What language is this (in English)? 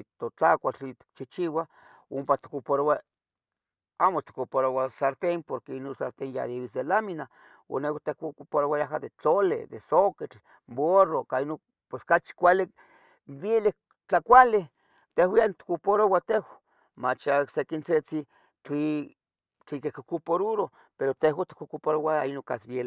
Tetelcingo Nahuatl